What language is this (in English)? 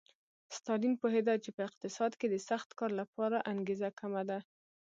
Pashto